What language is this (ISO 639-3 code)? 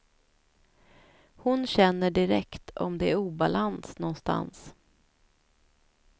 swe